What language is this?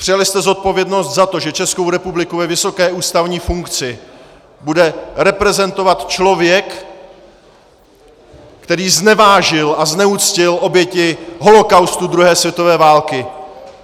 Czech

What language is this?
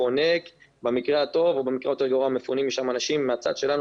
Hebrew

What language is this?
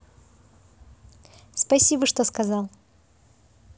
Russian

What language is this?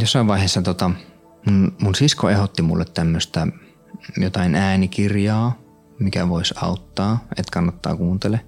Finnish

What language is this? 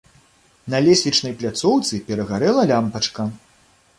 Belarusian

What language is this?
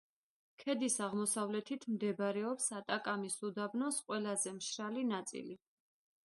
Georgian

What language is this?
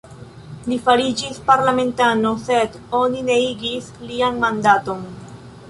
Esperanto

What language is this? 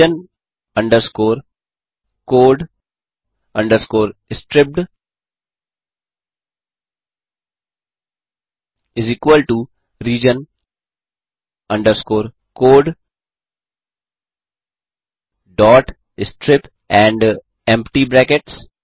Hindi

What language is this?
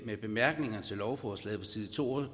Danish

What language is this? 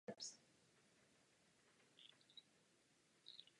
Czech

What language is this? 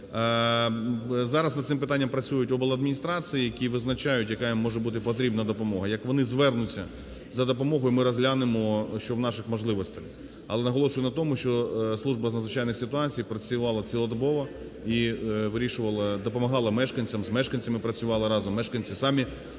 Ukrainian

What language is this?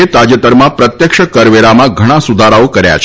Gujarati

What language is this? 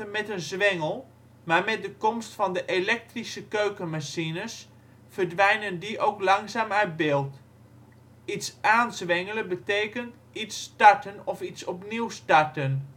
Dutch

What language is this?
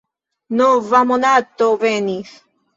Esperanto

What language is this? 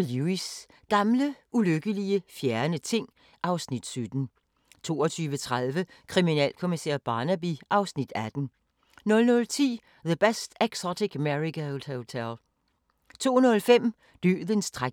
Danish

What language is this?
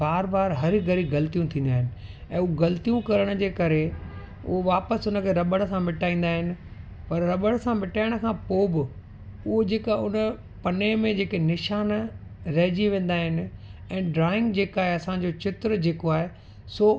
Sindhi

